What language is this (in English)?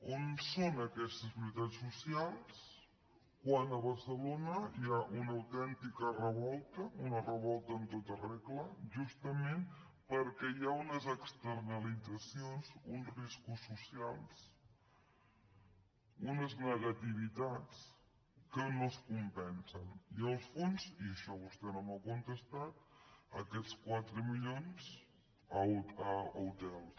Catalan